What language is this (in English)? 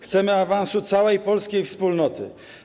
Polish